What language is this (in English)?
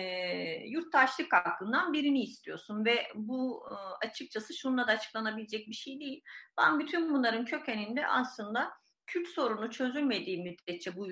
Turkish